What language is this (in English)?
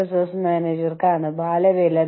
Malayalam